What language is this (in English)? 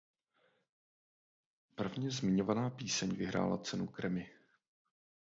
Czech